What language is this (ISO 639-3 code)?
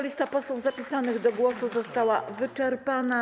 pol